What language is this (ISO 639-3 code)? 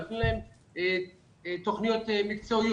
heb